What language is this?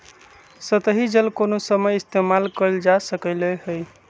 Magahi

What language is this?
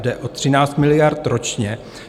Czech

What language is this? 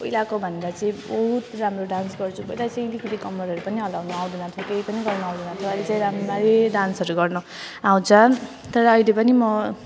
Nepali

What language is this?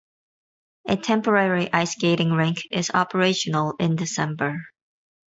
English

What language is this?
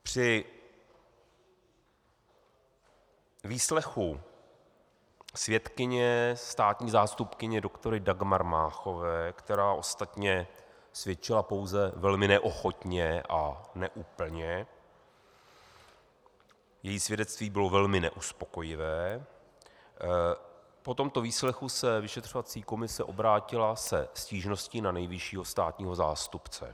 Czech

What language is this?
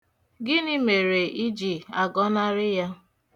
Igbo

